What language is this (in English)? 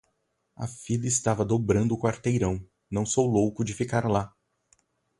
Portuguese